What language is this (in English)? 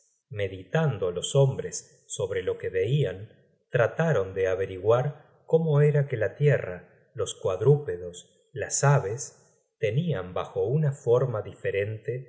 Spanish